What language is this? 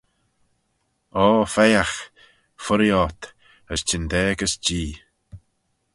Manx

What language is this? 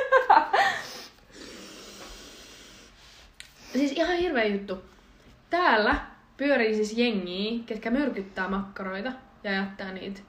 Finnish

